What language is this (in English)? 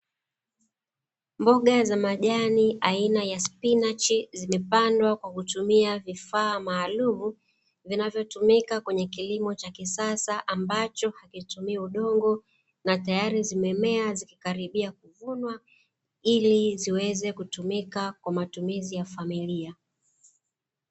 Swahili